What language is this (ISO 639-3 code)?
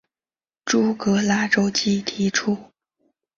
zho